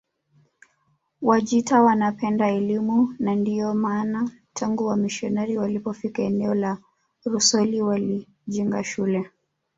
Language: Swahili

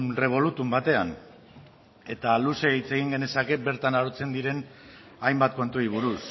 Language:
Basque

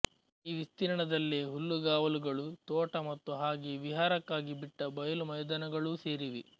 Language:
Kannada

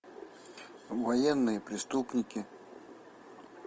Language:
Russian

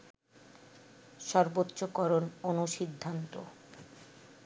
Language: Bangla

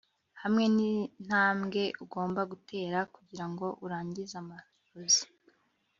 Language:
Kinyarwanda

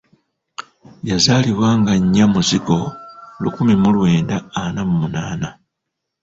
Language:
Ganda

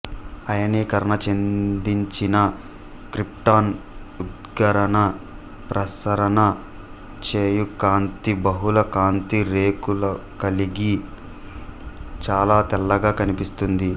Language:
Telugu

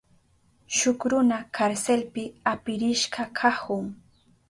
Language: Southern Pastaza Quechua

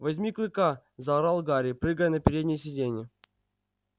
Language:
Russian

